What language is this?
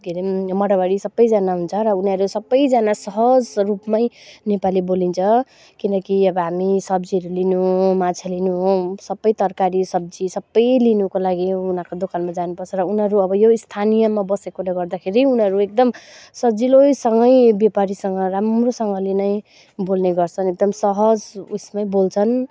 Nepali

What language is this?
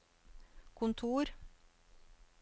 Norwegian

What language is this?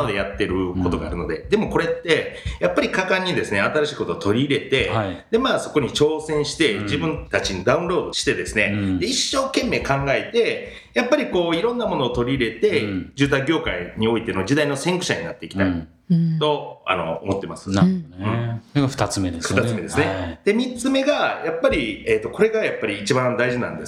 Japanese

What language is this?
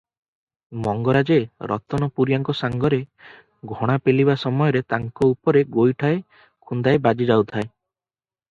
Odia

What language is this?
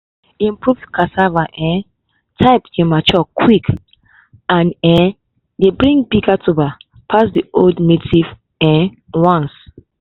Nigerian Pidgin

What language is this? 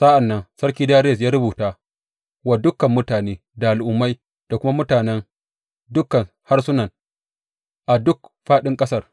Hausa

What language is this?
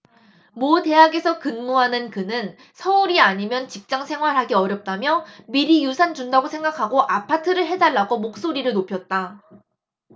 Korean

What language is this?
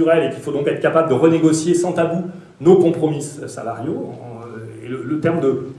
French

